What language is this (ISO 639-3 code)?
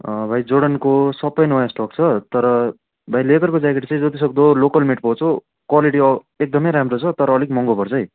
nep